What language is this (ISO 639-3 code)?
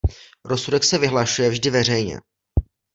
ces